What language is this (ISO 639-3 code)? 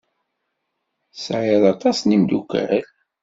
kab